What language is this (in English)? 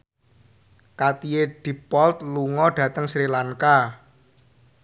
Javanese